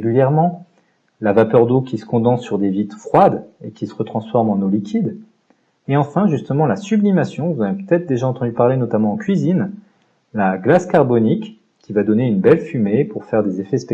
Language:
French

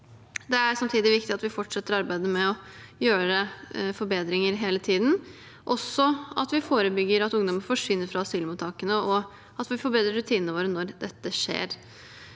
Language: Norwegian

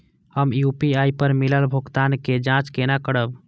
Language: Maithili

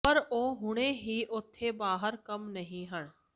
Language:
Punjabi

